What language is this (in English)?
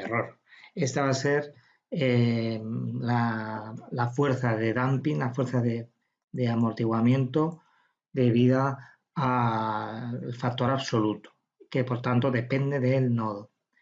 Spanish